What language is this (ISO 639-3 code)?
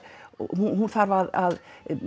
isl